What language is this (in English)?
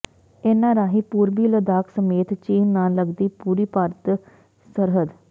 Punjabi